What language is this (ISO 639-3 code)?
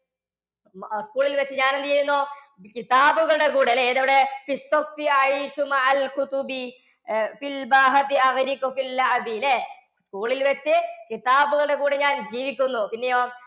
mal